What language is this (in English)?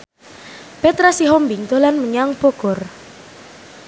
Javanese